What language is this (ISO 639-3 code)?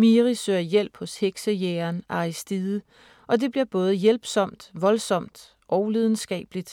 dan